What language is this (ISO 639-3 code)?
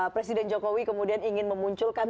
ind